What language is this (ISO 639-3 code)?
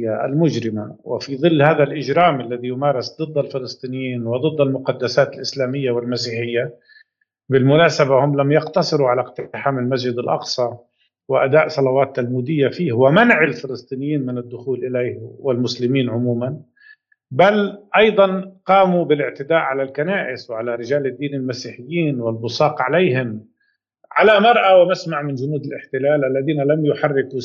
ara